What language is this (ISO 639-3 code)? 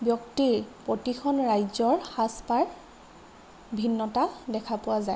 asm